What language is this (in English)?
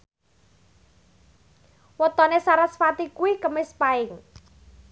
Javanese